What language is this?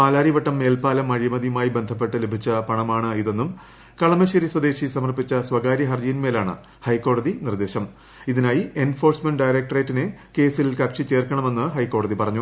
Malayalam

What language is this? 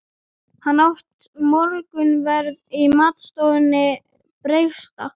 Icelandic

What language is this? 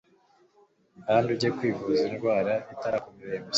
Kinyarwanda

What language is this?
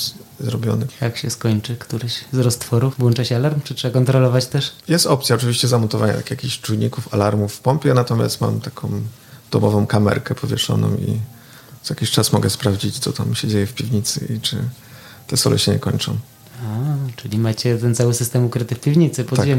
Polish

